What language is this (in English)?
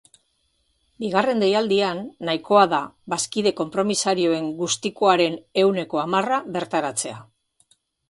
Basque